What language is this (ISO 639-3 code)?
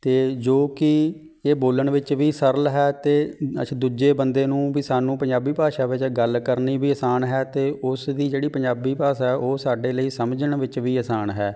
pan